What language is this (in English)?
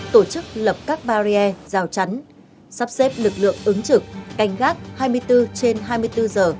Vietnamese